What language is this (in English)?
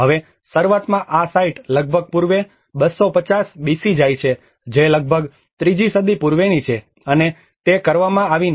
Gujarati